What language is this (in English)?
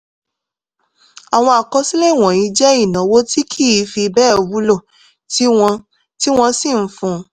Yoruba